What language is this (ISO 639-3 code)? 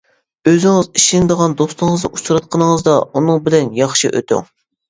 uig